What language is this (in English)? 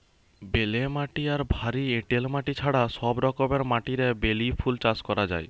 Bangla